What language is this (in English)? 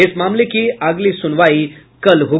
Hindi